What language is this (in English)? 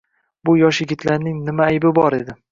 Uzbek